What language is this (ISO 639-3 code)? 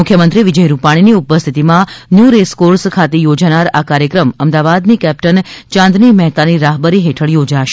guj